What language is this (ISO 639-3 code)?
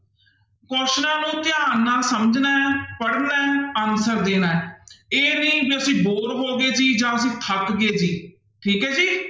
pan